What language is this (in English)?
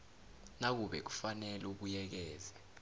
South Ndebele